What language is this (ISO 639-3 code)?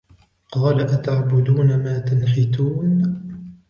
ara